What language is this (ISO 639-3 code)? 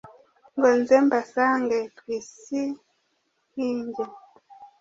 kin